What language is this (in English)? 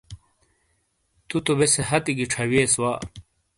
Shina